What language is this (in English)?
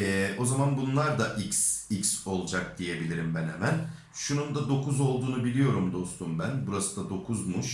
Turkish